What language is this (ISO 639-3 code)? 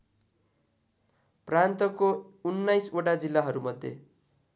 nep